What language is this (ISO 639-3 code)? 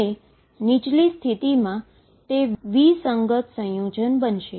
guj